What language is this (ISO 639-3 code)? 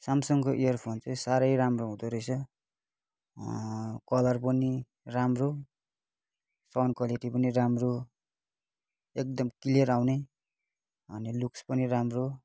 nep